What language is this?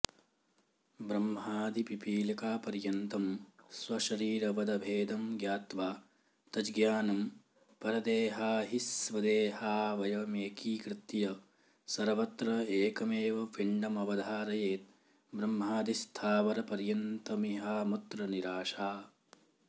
Sanskrit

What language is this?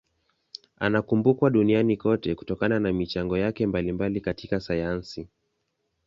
Swahili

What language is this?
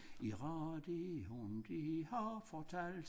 Danish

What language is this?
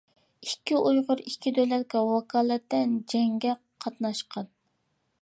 Uyghur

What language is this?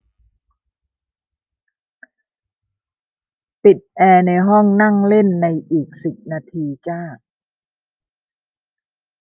Thai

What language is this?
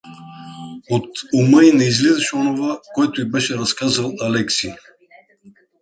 Bulgarian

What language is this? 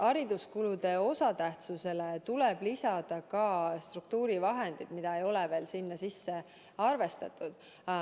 Estonian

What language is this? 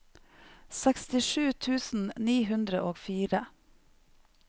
Norwegian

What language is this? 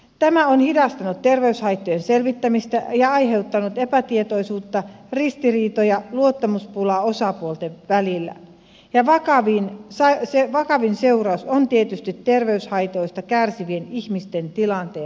Finnish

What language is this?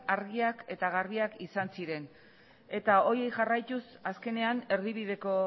Basque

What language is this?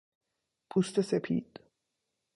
Persian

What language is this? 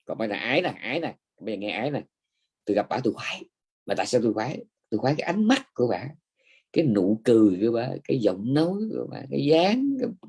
Vietnamese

